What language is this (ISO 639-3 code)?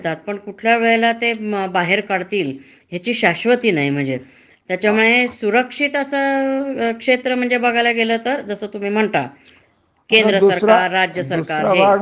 mar